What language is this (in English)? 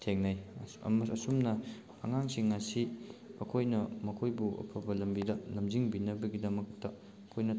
Manipuri